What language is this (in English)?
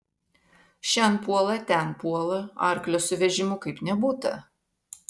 Lithuanian